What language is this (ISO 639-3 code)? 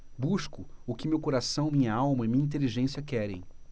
por